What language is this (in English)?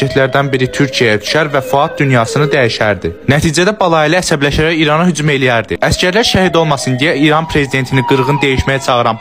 Turkish